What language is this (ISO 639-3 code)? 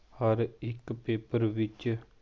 pan